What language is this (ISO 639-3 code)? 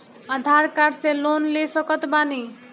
bho